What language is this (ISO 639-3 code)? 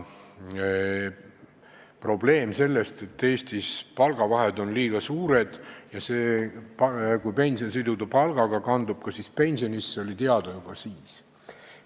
est